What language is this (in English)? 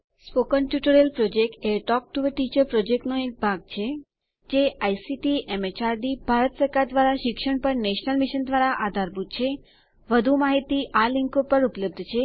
Gujarati